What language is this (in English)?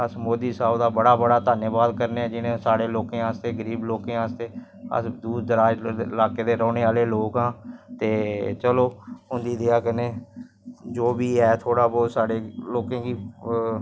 Dogri